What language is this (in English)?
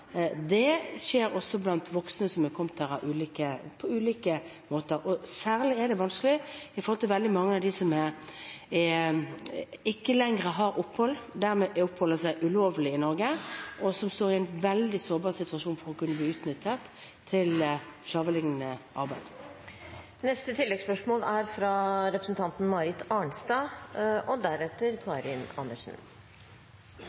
Norwegian